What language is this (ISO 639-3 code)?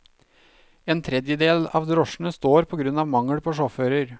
nor